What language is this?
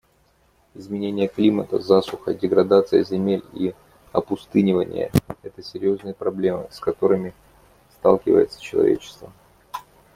Russian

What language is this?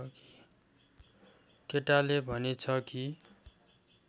Nepali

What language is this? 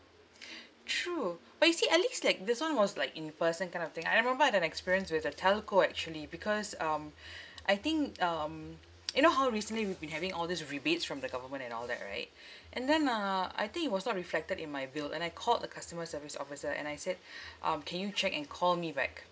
English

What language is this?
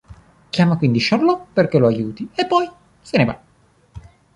Italian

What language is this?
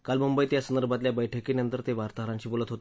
Marathi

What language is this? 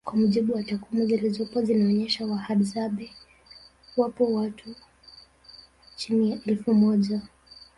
Swahili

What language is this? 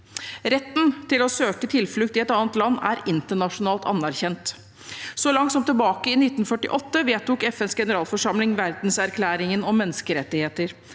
Norwegian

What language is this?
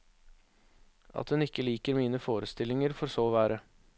Norwegian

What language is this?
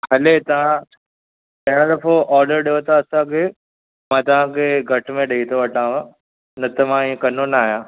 Sindhi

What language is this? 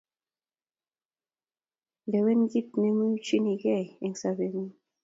Kalenjin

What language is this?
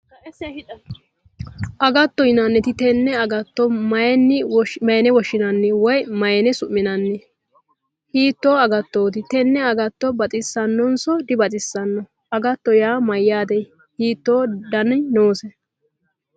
Sidamo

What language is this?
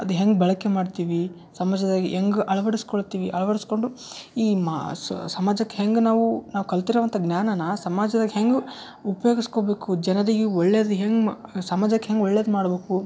Kannada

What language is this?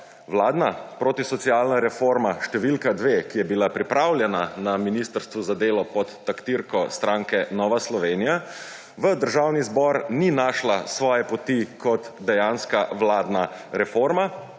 Slovenian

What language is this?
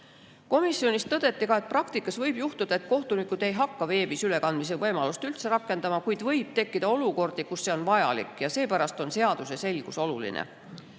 Estonian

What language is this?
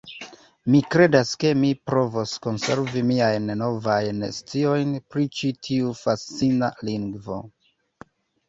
Esperanto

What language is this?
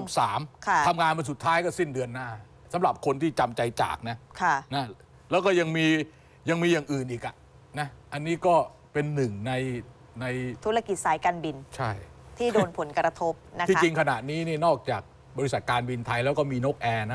Thai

